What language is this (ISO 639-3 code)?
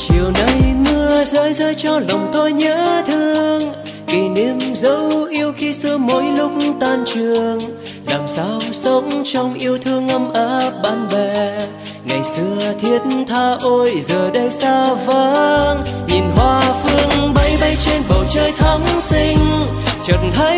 vie